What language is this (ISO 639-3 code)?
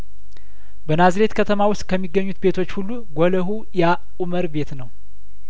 amh